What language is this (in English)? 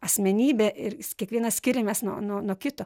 Lithuanian